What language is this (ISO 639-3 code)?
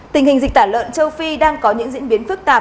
vie